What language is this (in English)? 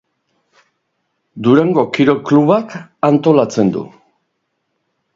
Basque